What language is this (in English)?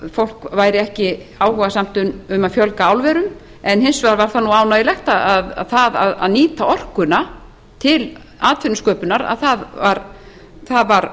Icelandic